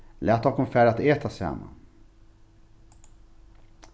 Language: Faroese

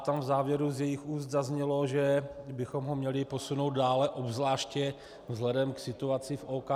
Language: Czech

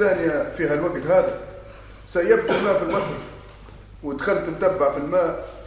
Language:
Arabic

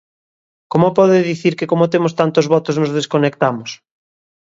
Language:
Galician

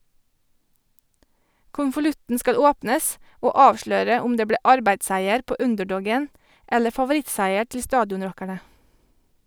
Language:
Norwegian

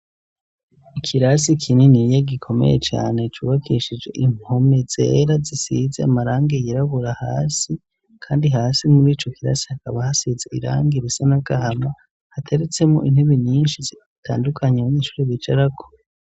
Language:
Rundi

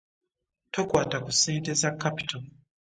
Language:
Ganda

